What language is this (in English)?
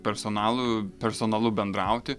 Lithuanian